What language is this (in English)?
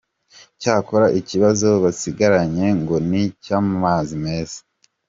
Kinyarwanda